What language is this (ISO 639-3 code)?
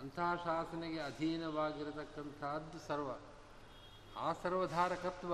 kan